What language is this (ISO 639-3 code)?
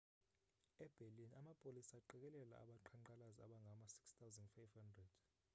xho